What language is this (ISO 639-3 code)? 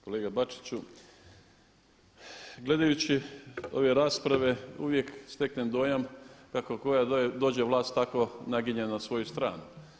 hrv